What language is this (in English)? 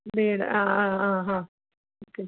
Malayalam